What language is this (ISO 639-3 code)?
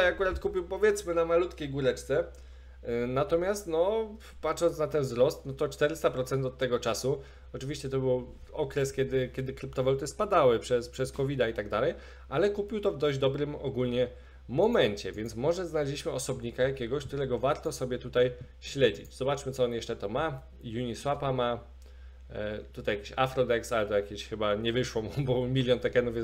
pol